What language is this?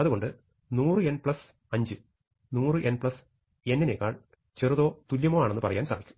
Malayalam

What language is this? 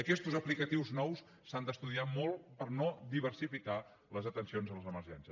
Catalan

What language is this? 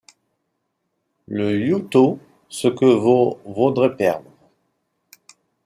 French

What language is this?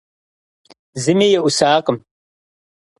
Kabardian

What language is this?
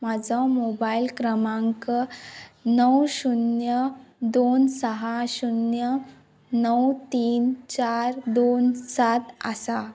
Konkani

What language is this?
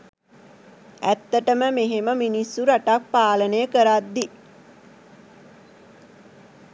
Sinhala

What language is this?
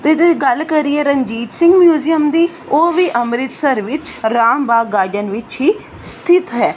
Punjabi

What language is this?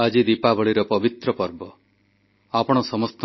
Odia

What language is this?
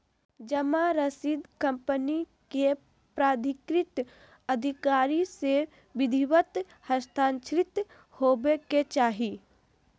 Magahi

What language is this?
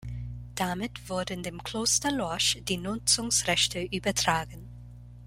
German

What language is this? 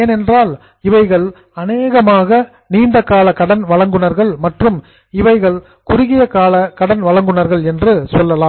Tamil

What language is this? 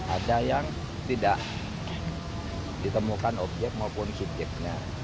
Indonesian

